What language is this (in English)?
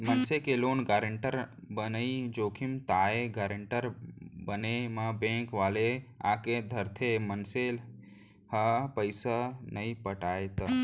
Chhattisgarhi